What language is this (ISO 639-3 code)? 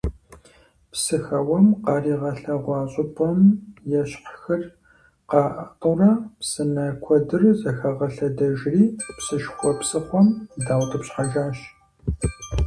kbd